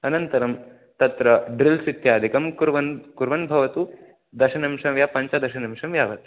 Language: Sanskrit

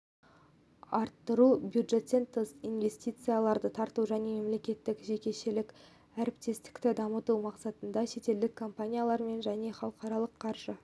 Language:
Kazakh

